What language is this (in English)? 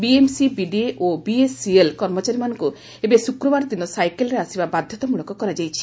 Odia